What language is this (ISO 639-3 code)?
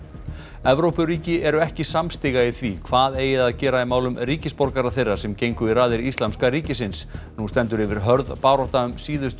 isl